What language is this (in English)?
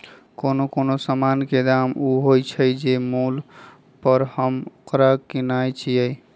Magahi